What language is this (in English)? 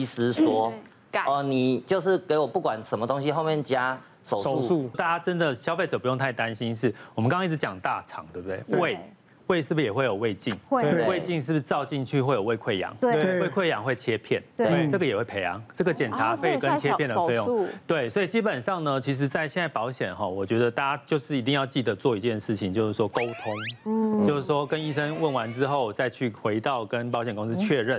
Chinese